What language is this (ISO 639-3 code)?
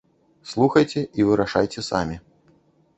bel